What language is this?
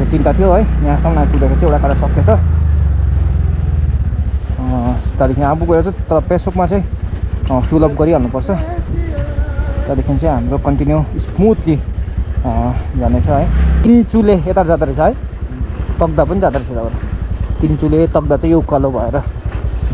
Indonesian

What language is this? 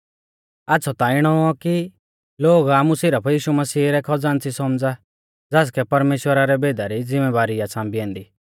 Mahasu Pahari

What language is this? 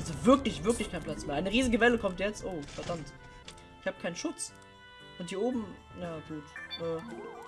German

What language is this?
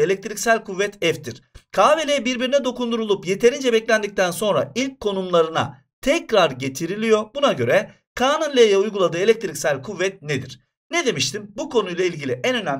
Turkish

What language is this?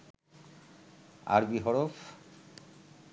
Bangla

